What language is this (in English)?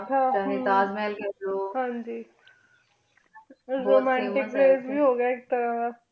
Punjabi